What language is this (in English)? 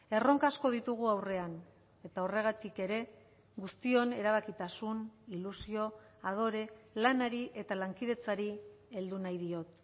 Basque